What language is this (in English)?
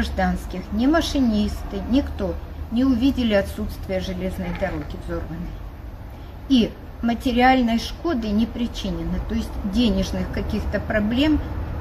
Russian